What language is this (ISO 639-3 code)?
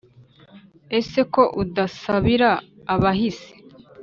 kin